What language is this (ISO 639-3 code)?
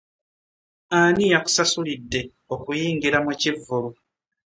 lug